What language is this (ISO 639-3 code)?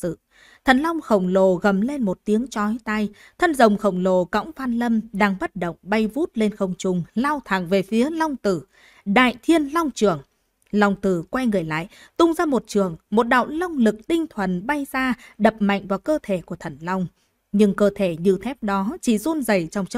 vie